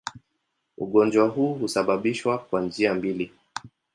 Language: Swahili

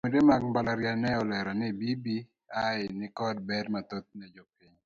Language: Luo (Kenya and Tanzania)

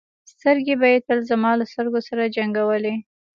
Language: Pashto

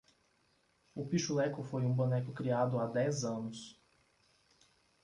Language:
Portuguese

